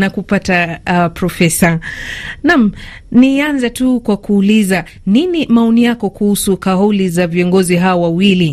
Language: Swahili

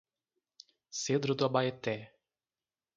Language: Portuguese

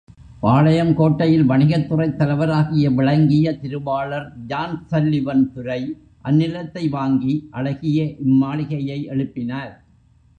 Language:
Tamil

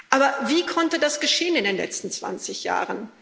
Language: German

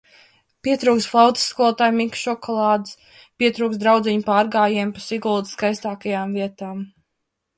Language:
Latvian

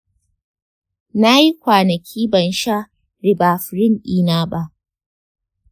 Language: Hausa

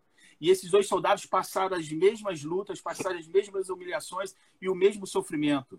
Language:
Portuguese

